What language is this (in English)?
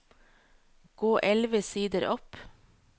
Norwegian